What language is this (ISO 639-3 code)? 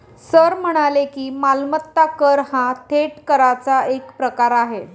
mar